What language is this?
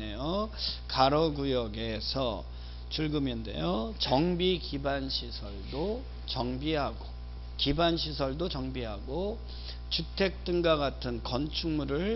Korean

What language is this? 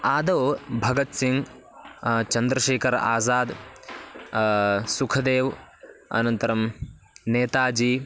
Sanskrit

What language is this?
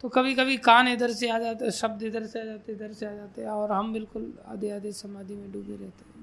Hindi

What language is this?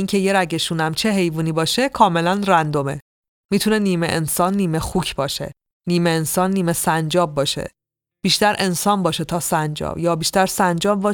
Persian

